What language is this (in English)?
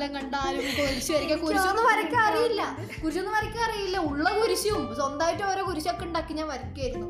Malayalam